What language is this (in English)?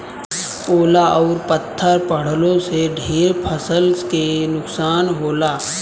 Bhojpuri